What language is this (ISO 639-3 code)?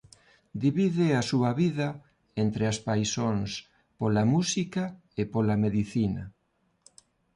glg